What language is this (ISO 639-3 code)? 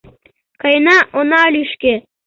chm